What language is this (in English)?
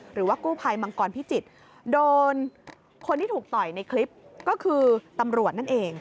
Thai